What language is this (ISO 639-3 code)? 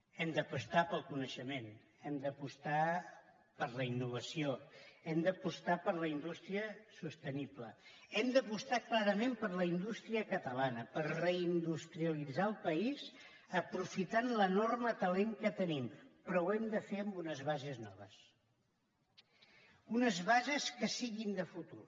cat